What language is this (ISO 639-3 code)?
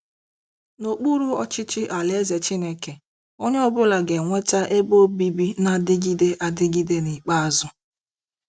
ibo